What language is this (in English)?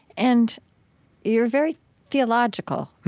English